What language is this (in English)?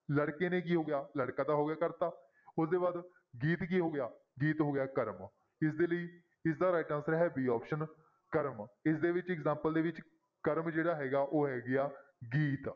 Punjabi